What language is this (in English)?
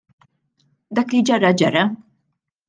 Maltese